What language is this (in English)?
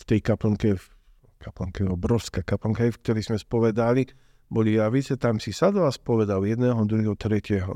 Slovak